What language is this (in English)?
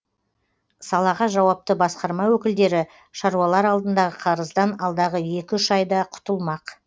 Kazakh